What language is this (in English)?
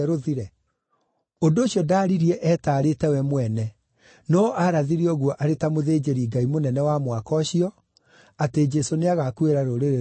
Kikuyu